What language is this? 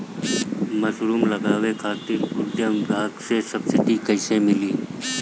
Bhojpuri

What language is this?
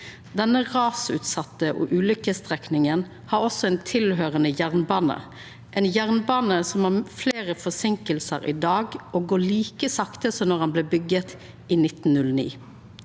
Norwegian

